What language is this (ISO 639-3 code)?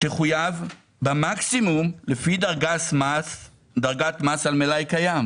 heb